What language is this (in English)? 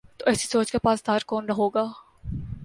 Urdu